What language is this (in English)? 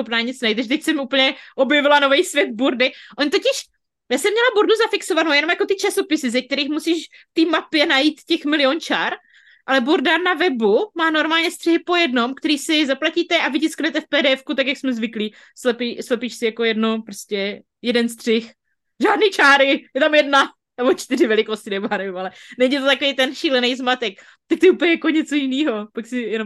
Czech